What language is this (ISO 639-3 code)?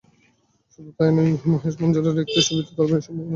ben